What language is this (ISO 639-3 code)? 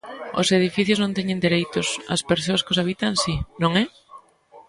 glg